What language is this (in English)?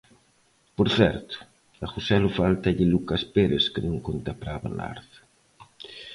Galician